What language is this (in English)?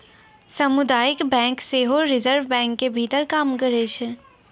Maithili